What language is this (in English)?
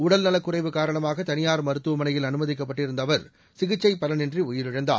Tamil